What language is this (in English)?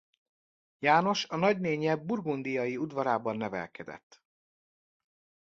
Hungarian